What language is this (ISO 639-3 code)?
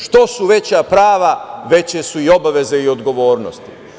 srp